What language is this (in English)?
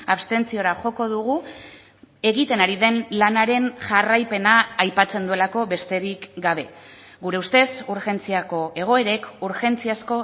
Basque